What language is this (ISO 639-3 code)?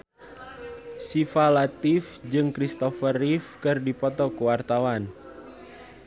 sun